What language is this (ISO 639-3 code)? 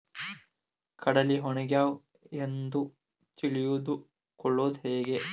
kan